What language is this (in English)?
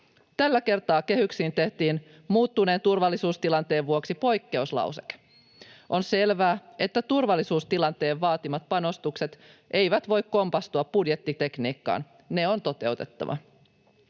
Finnish